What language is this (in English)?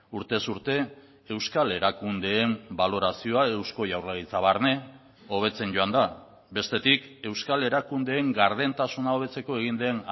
Basque